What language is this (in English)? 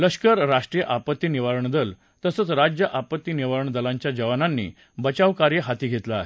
Marathi